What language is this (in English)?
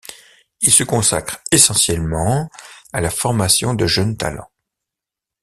French